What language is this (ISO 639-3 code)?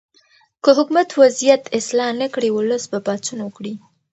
pus